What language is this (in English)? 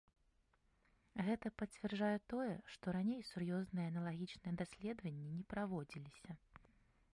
Belarusian